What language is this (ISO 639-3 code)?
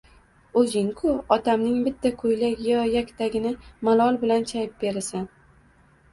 uzb